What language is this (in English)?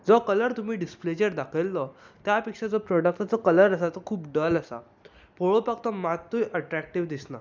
Konkani